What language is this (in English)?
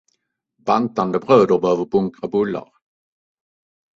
Swedish